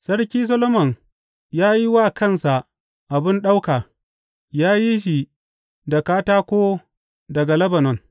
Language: Hausa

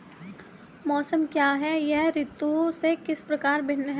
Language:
Hindi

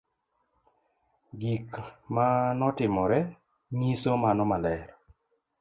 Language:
Luo (Kenya and Tanzania)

